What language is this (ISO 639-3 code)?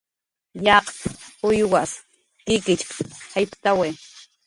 jqr